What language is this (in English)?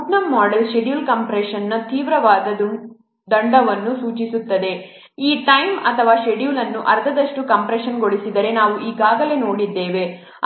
Kannada